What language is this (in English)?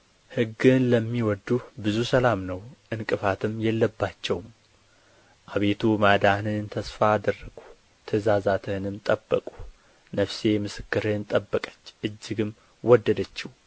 Amharic